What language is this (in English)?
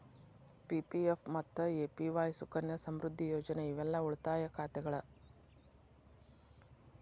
Kannada